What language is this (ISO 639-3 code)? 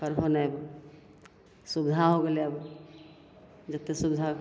mai